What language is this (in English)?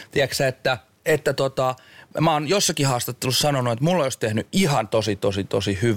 Finnish